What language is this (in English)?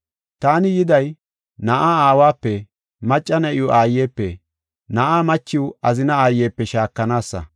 Gofa